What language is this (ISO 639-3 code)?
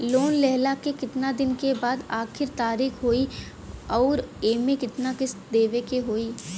bho